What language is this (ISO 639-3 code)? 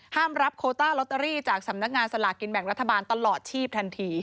tha